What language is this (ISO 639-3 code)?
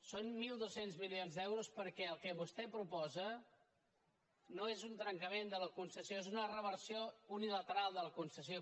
cat